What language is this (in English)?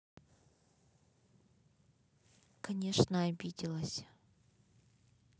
Russian